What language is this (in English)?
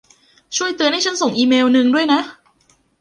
Thai